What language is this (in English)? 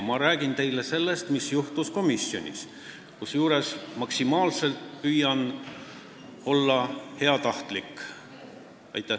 Estonian